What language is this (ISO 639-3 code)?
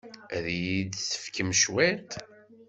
kab